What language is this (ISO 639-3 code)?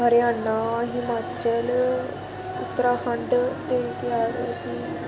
doi